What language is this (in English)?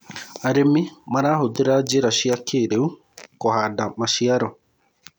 Kikuyu